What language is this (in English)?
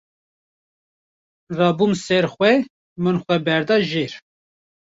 Kurdish